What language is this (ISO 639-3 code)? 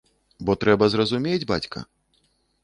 bel